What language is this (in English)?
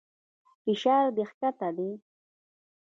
Pashto